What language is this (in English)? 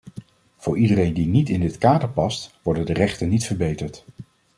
Dutch